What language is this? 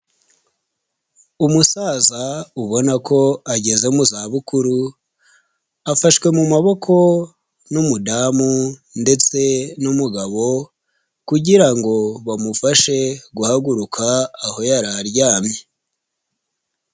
Kinyarwanda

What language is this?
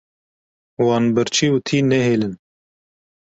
Kurdish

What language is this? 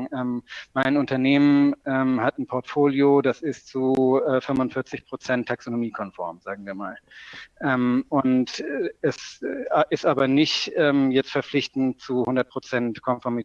German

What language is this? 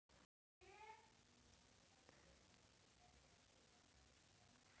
Maithili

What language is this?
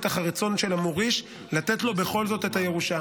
Hebrew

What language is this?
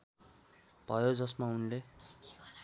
Nepali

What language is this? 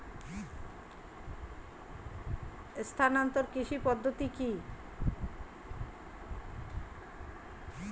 Bangla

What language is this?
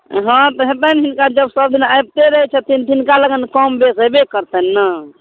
Maithili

